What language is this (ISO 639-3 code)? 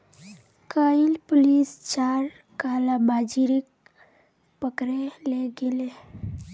mag